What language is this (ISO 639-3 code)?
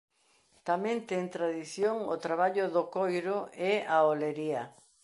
glg